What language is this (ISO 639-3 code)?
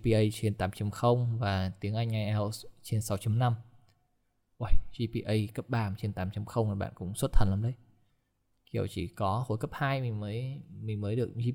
vie